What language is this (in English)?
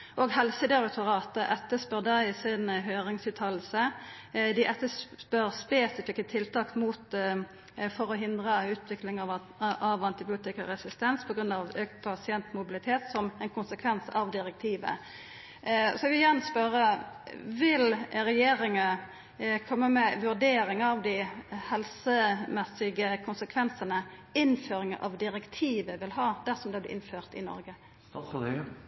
Norwegian Nynorsk